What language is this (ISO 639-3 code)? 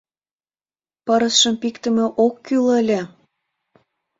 chm